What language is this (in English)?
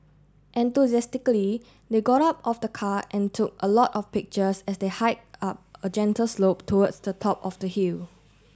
English